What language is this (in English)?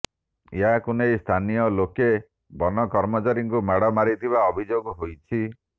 Odia